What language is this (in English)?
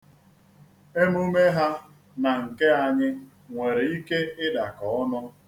Igbo